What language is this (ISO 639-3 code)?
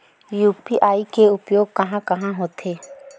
hne